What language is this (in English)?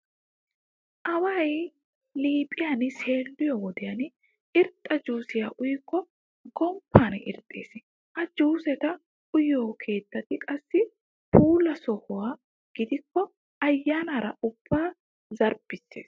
Wolaytta